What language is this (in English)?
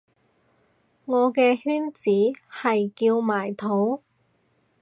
Cantonese